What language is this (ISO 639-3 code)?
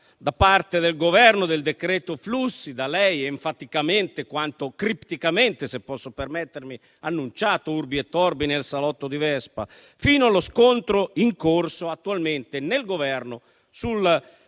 ita